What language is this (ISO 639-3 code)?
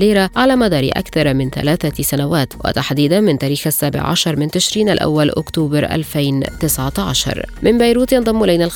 ara